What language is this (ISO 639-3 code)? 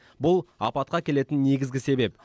kaz